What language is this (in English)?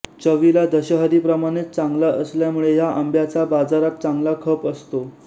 Marathi